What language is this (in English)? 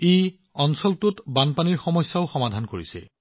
Assamese